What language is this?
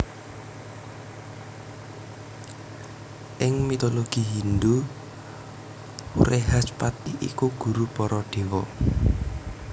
Javanese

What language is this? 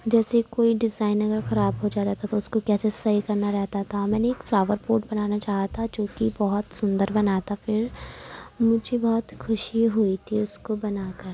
Urdu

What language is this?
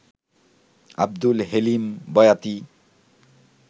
Bangla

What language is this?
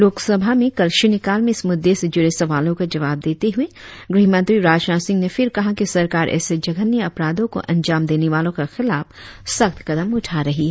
Hindi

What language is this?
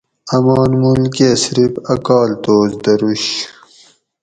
Gawri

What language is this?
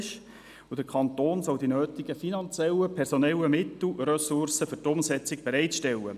Swiss German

